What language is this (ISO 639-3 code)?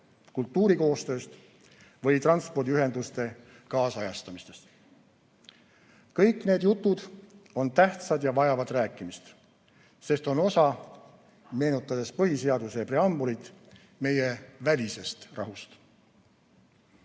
est